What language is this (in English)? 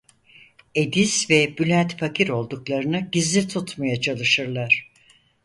Turkish